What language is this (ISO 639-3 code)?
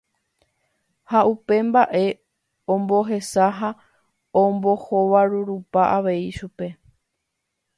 grn